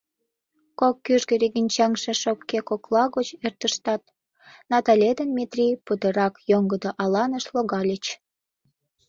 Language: Mari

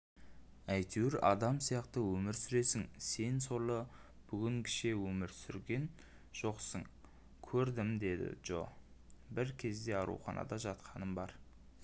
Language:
Kazakh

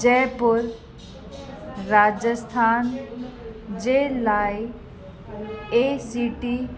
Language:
Sindhi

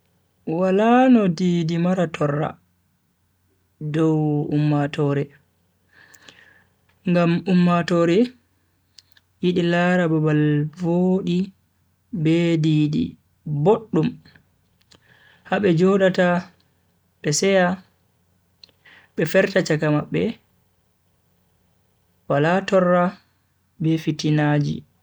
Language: Bagirmi Fulfulde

